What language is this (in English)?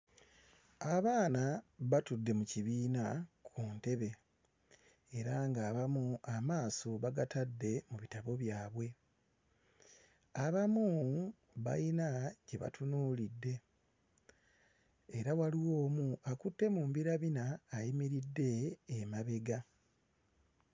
Ganda